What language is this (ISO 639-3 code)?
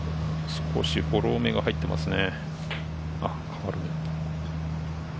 jpn